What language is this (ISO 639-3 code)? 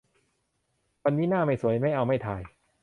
tha